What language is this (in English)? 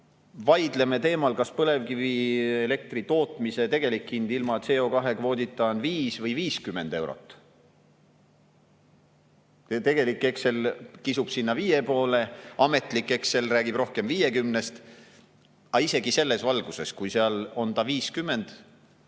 Estonian